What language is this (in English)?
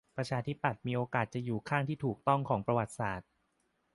Thai